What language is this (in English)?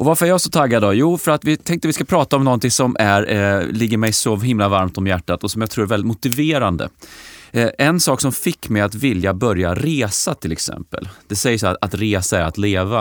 Swedish